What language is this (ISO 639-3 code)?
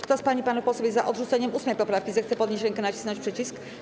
pol